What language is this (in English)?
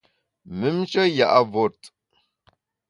Bamun